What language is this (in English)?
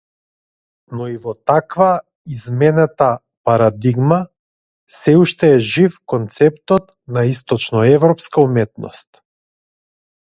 Macedonian